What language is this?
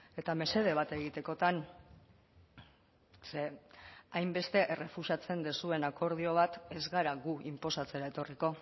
Basque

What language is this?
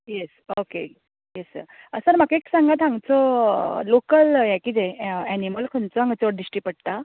Konkani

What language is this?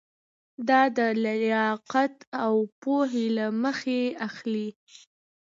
Pashto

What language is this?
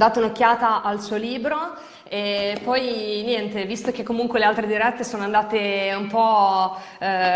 Italian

